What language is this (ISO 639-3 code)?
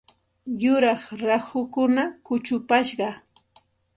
qxt